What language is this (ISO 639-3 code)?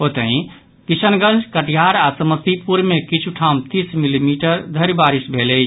mai